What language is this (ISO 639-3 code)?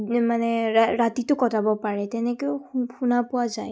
asm